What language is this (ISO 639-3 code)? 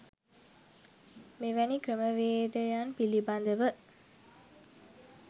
sin